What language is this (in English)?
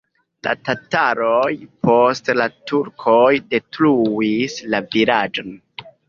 Esperanto